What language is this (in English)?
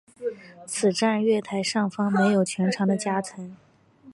Chinese